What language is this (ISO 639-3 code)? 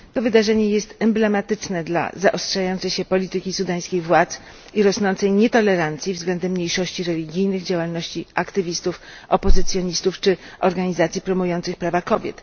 pol